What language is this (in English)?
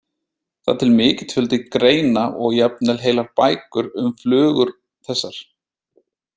Icelandic